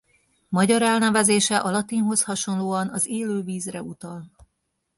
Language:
Hungarian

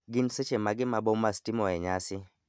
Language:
Luo (Kenya and Tanzania)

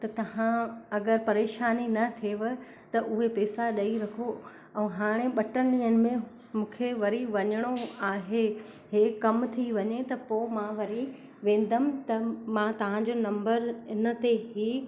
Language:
Sindhi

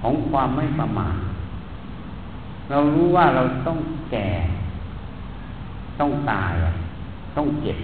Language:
Thai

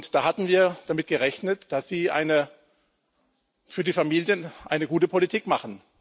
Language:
German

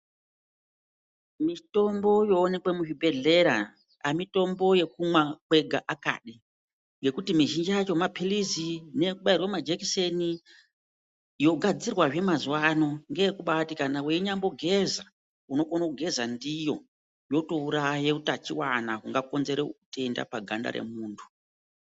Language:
Ndau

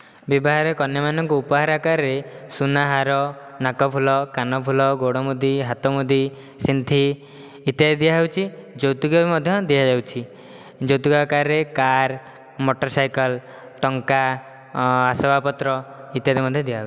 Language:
Odia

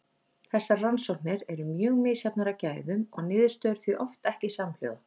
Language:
Icelandic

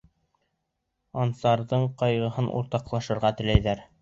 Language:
Bashkir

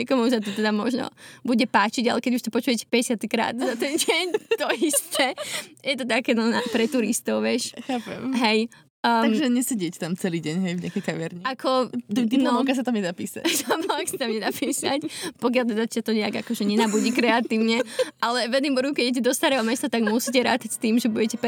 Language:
Slovak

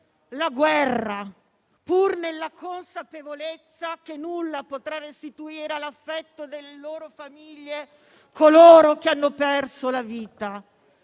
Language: Italian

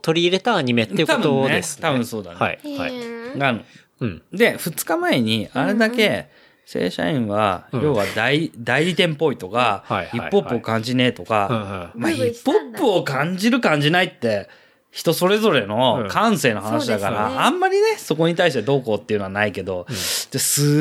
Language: Japanese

